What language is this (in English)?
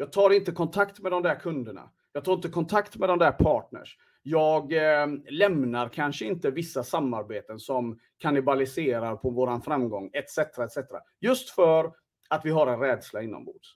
Swedish